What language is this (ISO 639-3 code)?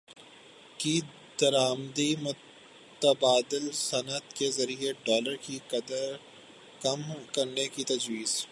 urd